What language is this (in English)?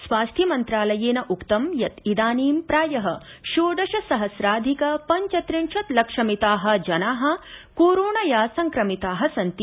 Sanskrit